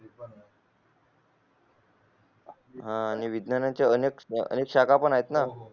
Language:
Marathi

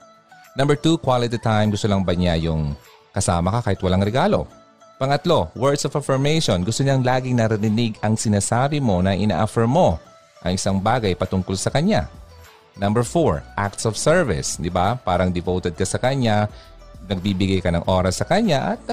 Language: Filipino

